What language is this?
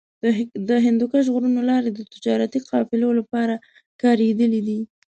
Pashto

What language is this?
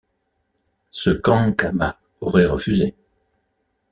French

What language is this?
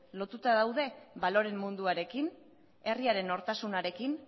Basque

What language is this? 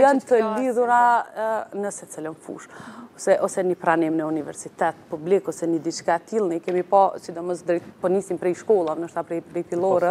Romanian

